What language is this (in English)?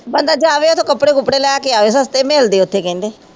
Punjabi